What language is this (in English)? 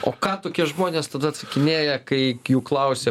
Lithuanian